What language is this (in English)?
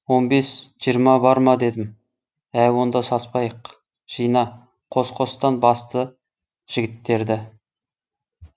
Kazakh